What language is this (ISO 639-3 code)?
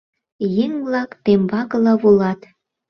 chm